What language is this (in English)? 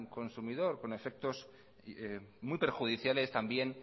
Spanish